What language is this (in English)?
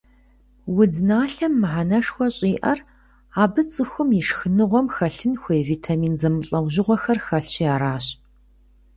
Kabardian